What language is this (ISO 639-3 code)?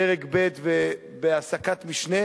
heb